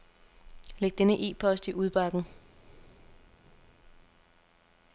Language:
Danish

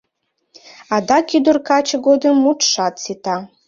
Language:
Mari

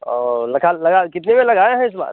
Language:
Hindi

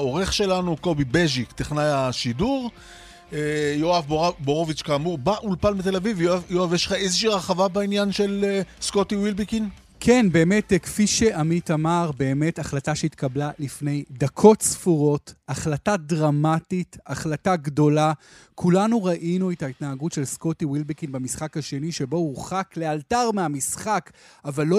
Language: Hebrew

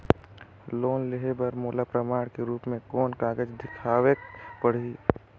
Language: Chhattisgarhi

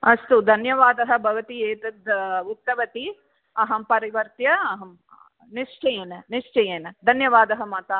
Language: Sanskrit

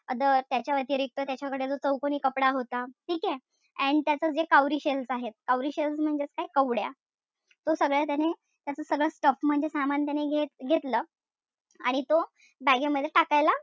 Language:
Marathi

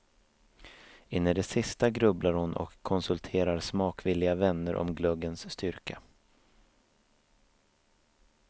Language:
Swedish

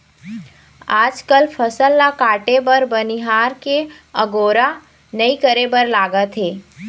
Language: Chhattisgarhi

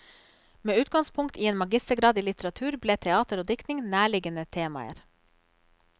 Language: Norwegian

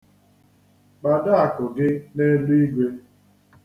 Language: Igbo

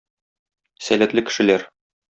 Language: Tatar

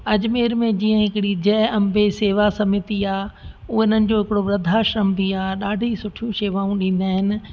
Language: Sindhi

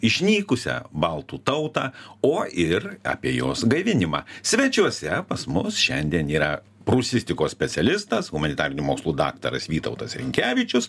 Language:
Lithuanian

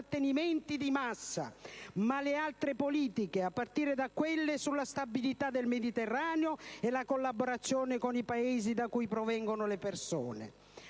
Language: Italian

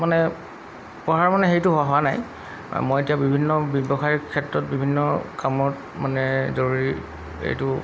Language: Assamese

